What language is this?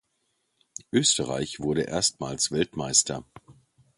German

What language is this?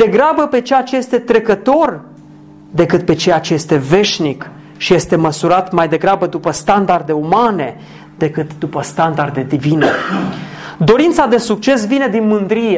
Romanian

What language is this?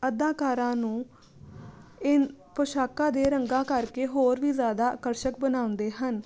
Punjabi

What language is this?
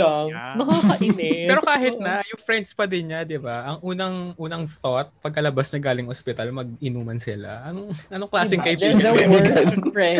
Filipino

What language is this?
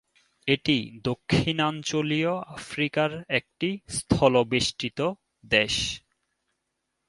Bangla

